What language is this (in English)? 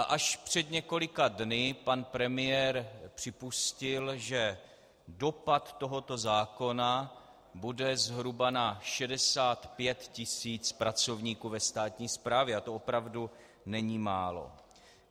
Czech